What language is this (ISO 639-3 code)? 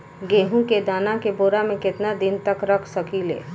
bho